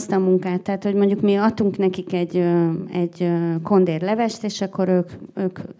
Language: Hungarian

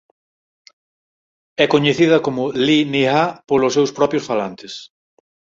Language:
Galician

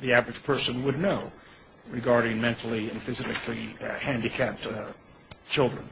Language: English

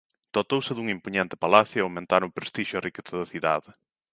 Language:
Galician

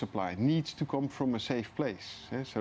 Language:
Indonesian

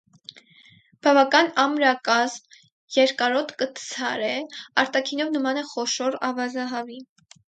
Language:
Armenian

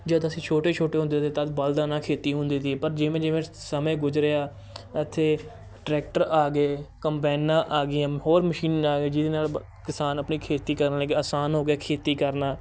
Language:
Punjabi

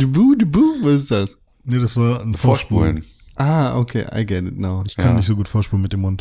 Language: German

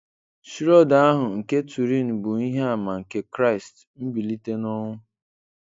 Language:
Igbo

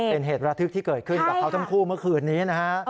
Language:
Thai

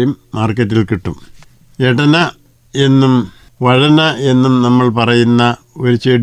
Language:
Malayalam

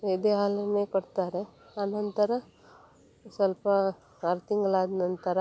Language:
Kannada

